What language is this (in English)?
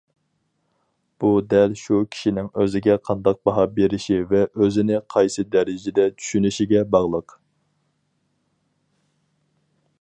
Uyghur